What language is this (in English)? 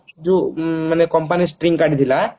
Odia